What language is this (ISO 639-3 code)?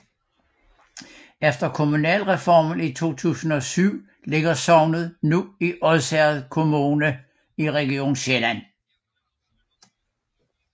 dan